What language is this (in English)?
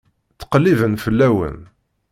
Kabyle